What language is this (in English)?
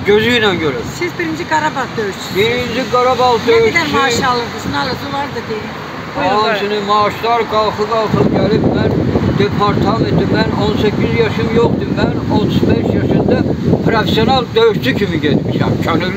Turkish